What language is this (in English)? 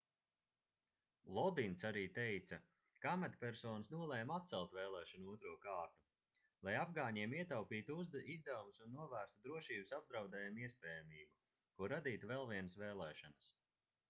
Latvian